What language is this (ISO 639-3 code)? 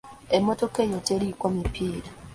lug